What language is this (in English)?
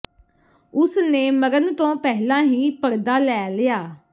Punjabi